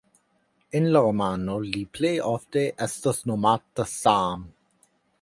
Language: Esperanto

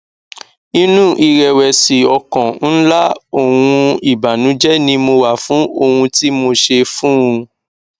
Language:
Yoruba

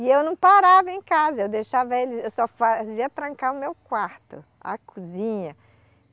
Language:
Portuguese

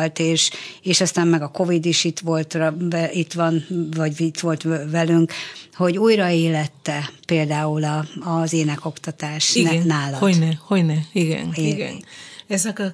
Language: Hungarian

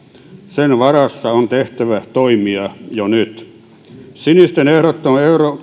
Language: Finnish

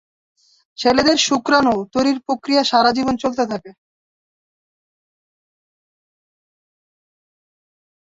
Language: Bangla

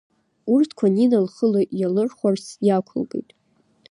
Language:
Abkhazian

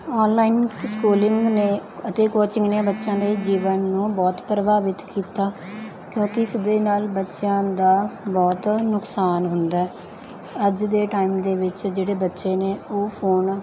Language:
Punjabi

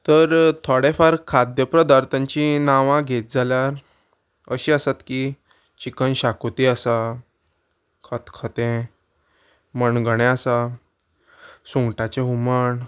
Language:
Konkani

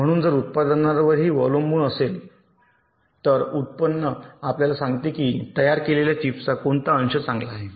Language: Marathi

